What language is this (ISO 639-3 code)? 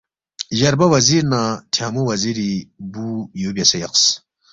bft